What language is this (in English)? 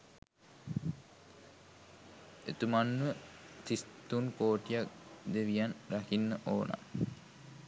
Sinhala